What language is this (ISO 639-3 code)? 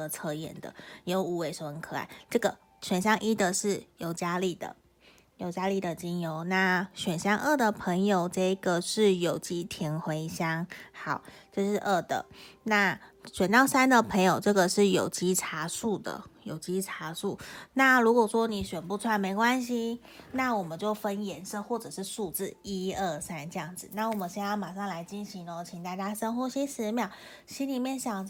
zho